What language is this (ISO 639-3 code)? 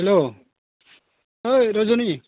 brx